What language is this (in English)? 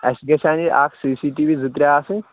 Kashmiri